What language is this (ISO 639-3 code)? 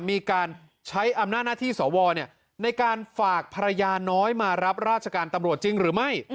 tha